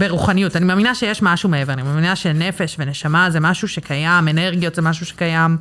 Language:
Hebrew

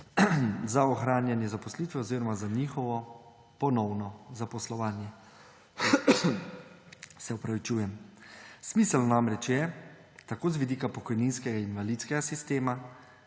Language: Slovenian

